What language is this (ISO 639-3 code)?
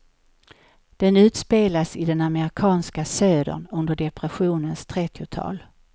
swe